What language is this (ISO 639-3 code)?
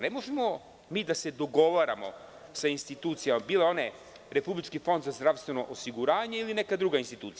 srp